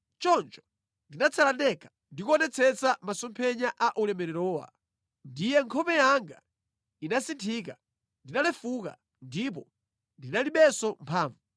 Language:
Nyanja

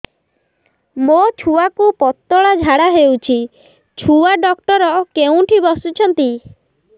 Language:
Odia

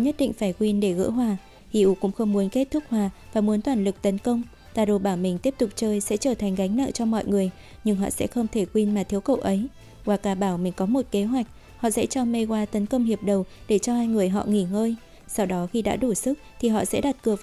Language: Vietnamese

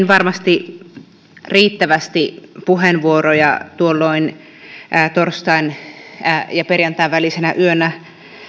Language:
Finnish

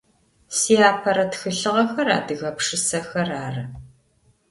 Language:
Adyghe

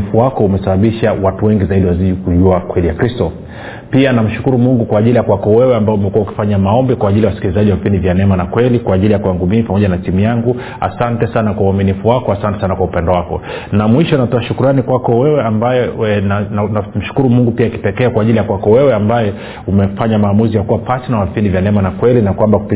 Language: Swahili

